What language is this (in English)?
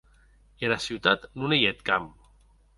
Occitan